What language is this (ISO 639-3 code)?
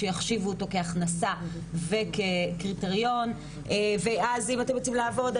heb